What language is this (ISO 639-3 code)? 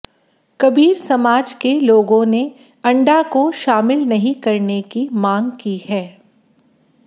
hin